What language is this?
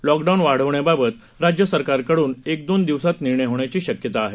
Marathi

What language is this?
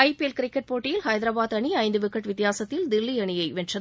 Tamil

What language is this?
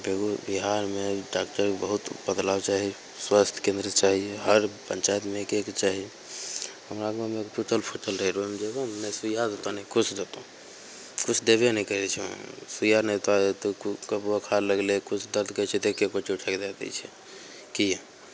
Maithili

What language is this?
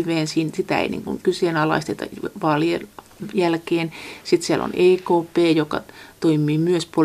Finnish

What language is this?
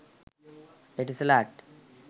Sinhala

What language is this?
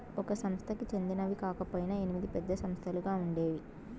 Telugu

